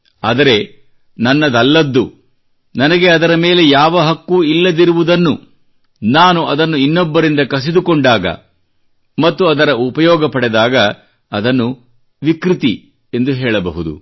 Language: Kannada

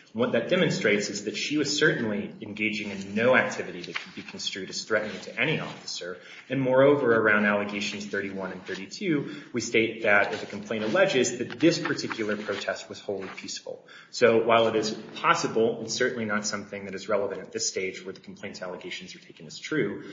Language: English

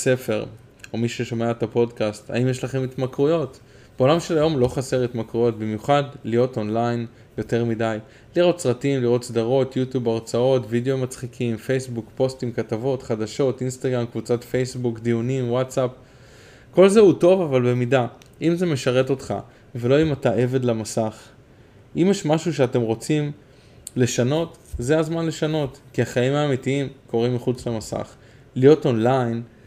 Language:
Hebrew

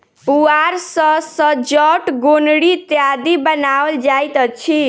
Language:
Maithili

